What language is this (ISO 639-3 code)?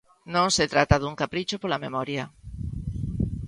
glg